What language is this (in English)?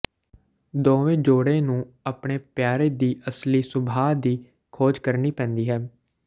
Punjabi